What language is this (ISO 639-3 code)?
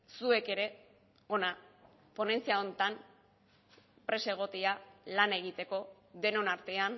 eus